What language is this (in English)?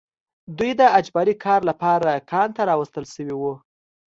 Pashto